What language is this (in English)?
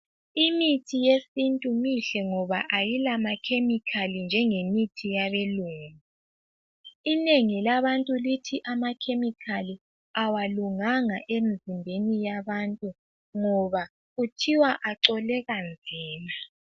North Ndebele